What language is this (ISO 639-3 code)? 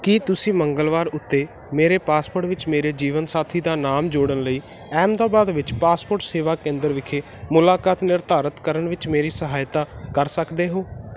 pan